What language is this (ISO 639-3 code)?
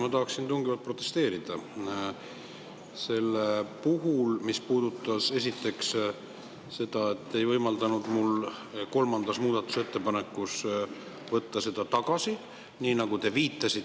est